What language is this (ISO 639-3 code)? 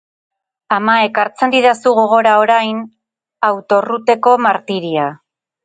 eus